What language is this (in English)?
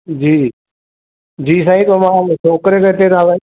Sindhi